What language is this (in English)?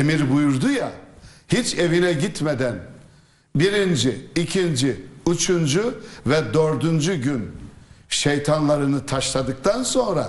Turkish